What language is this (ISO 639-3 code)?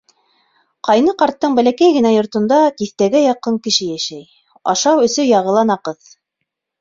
bak